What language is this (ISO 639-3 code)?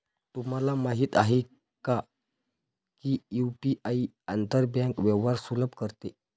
mar